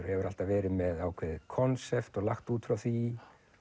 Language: Icelandic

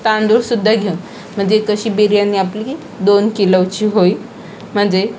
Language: Marathi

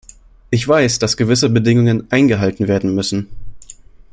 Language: German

